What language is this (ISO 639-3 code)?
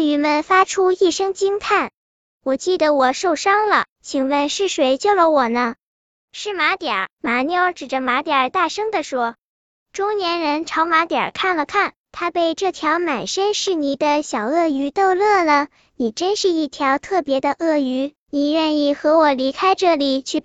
zho